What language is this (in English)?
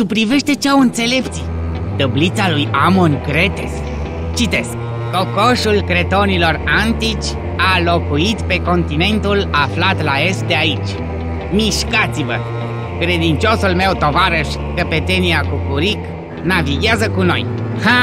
Romanian